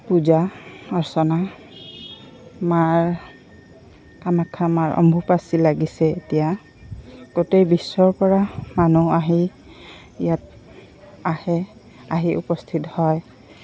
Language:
Assamese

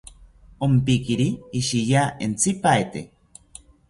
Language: South Ucayali Ashéninka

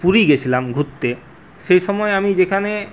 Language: Bangla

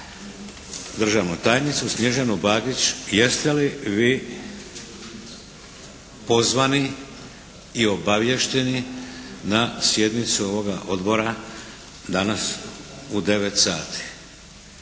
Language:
Croatian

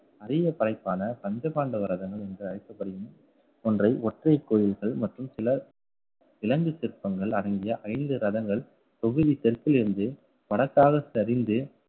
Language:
Tamil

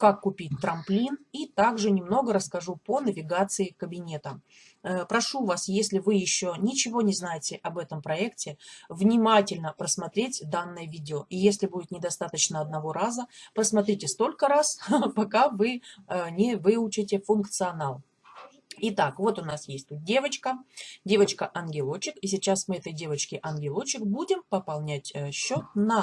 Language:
Russian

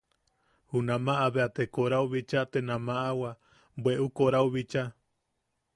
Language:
Yaqui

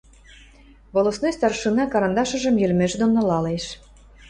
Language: Western Mari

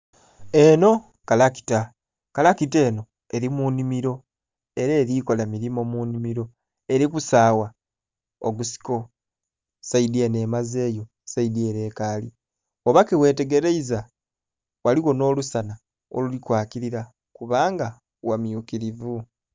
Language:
Soga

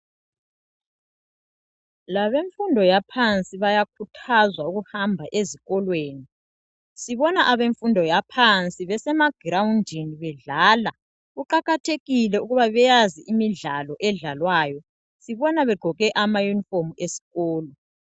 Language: North Ndebele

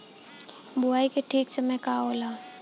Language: Bhojpuri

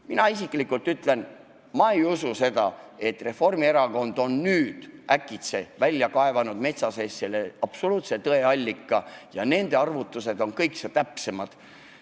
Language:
Estonian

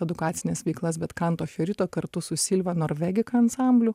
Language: Lithuanian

